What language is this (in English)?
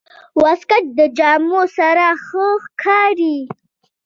Pashto